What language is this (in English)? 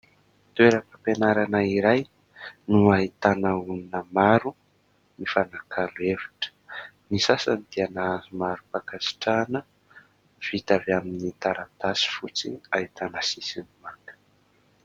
Malagasy